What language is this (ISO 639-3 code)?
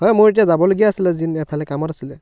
asm